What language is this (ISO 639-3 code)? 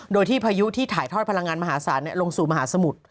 tha